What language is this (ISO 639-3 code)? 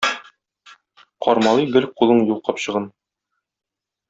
tat